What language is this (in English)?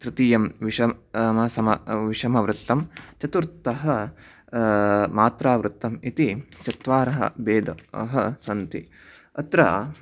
Sanskrit